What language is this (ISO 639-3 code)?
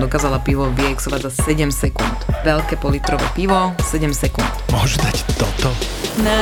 slk